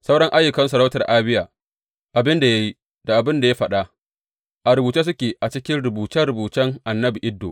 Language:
Hausa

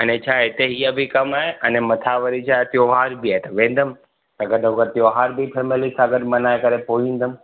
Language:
Sindhi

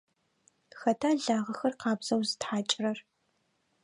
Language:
Adyghe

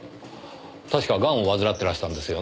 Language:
Japanese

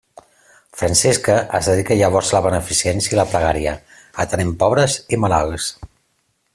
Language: Catalan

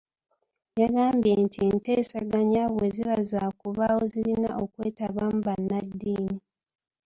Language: Ganda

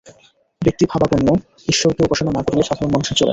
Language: Bangla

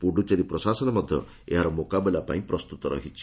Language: Odia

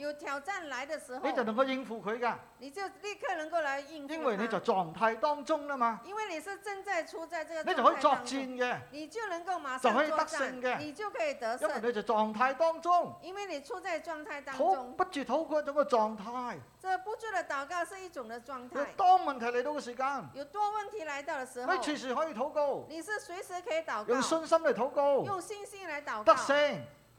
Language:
Chinese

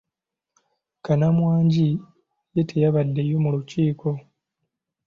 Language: Ganda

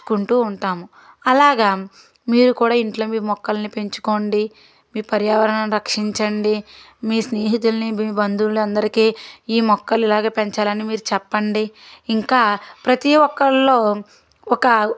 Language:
Telugu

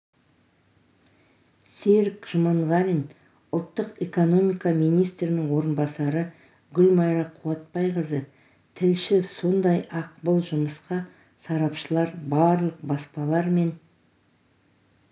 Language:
Kazakh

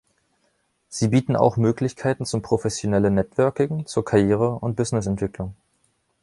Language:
German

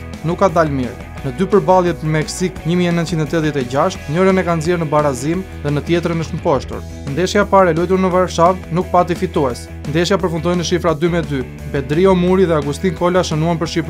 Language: Romanian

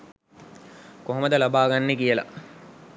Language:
Sinhala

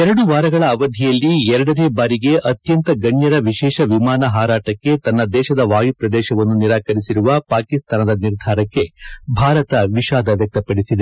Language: Kannada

